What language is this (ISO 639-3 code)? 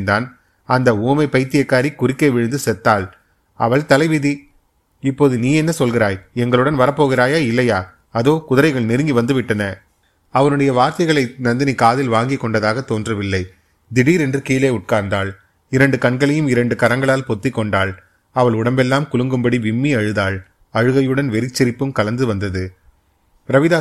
tam